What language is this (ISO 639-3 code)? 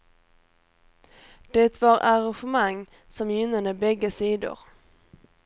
swe